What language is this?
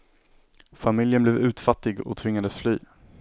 Swedish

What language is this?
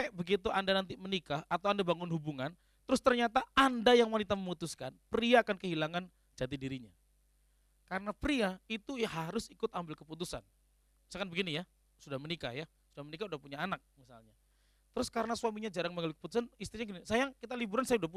Indonesian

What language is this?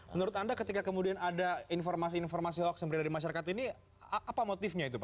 Indonesian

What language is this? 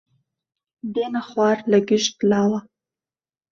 Central Kurdish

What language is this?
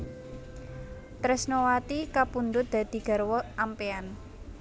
Javanese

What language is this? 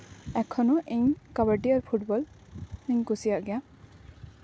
Santali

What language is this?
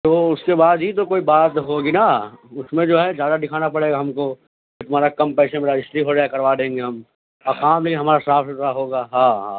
Urdu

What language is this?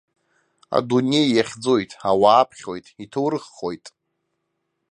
Abkhazian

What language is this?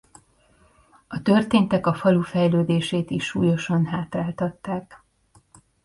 Hungarian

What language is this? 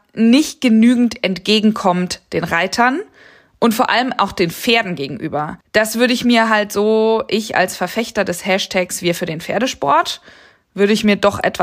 German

